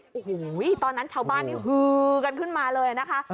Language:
Thai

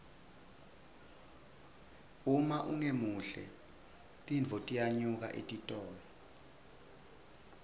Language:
Swati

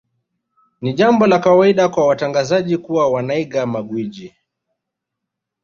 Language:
Swahili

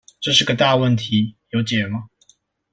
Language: Chinese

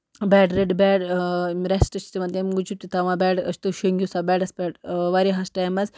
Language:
Kashmiri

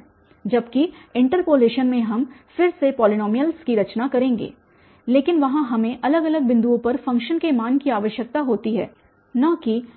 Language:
Hindi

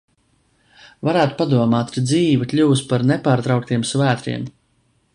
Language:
Latvian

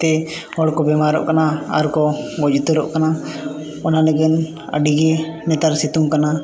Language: Santali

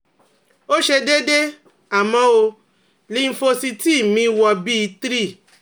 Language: Yoruba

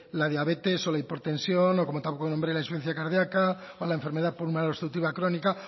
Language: Spanish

